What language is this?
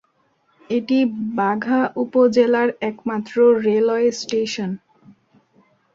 Bangla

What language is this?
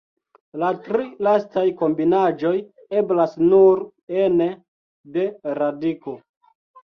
Esperanto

